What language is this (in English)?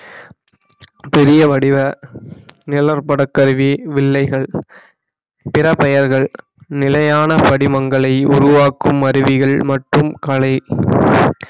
Tamil